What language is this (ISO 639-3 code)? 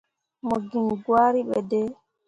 mua